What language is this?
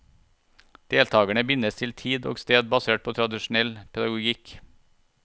Norwegian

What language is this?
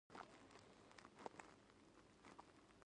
Pashto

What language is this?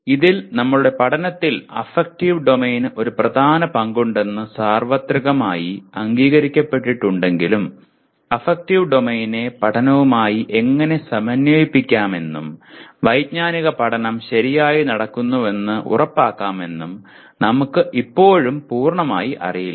Malayalam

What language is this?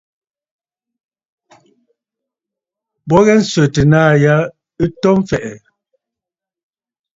Bafut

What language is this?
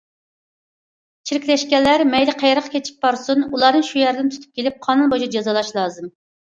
Uyghur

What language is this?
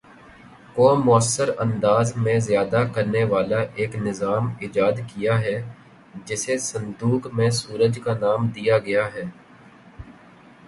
Urdu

